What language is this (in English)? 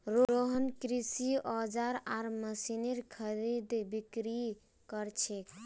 Magahi